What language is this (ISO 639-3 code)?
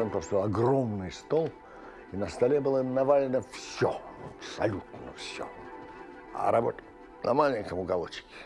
rus